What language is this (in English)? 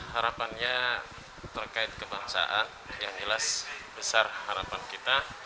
Indonesian